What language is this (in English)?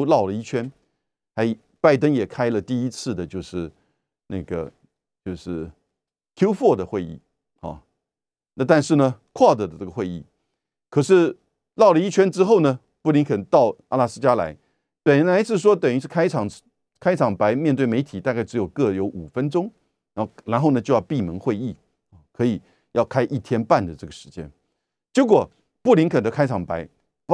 Chinese